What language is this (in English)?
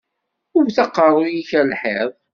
Kabyle